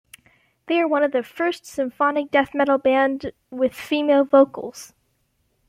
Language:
English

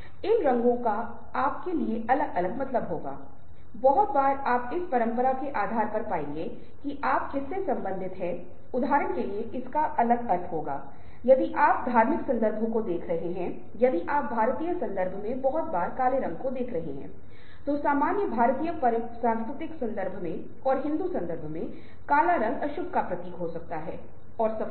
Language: Hindi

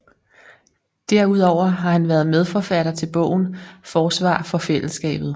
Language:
Danish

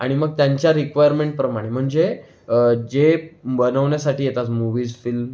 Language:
Marathi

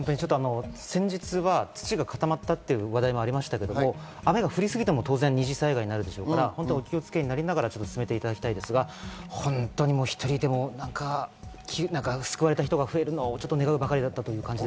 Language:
Japanese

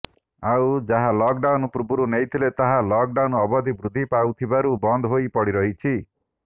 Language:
Odia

